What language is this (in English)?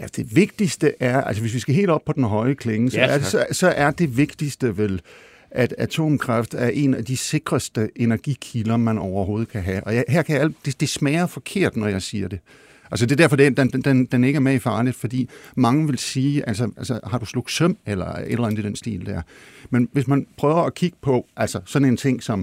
Danish